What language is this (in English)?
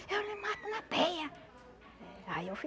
Portuguese